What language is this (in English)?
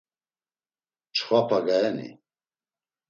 Laz